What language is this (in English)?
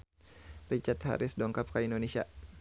Sundanese